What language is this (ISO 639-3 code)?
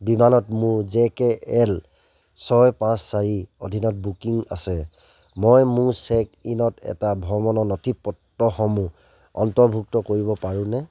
asm